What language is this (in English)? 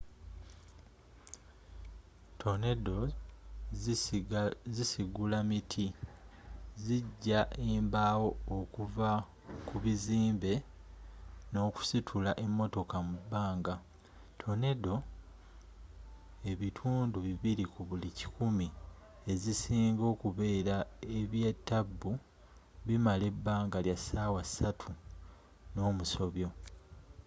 Ganda